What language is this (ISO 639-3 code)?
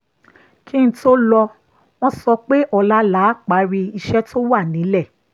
yor